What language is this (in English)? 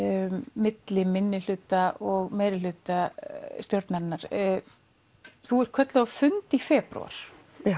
Icelandic